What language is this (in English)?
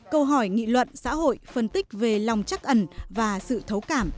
Vietnamese